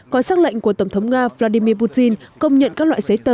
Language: Vietnamese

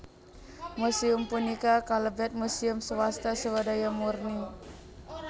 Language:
Javanese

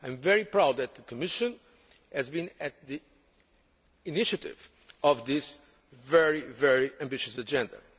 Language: English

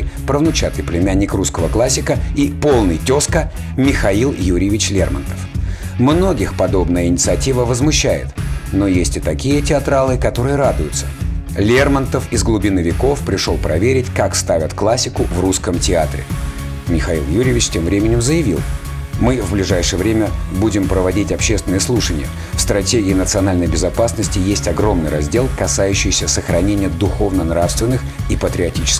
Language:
Russian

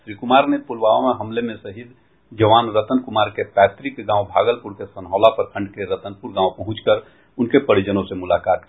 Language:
Hindi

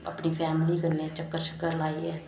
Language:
Dogri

